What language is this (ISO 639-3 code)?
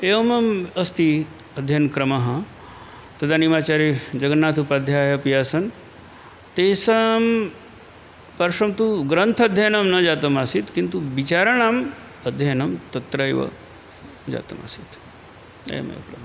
san